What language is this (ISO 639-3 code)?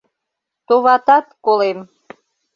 chm